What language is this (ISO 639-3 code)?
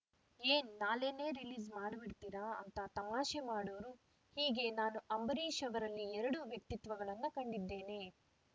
kan